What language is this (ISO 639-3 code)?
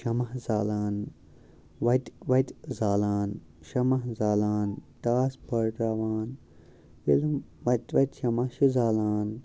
kas